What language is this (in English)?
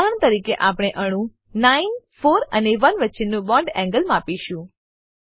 Gujarati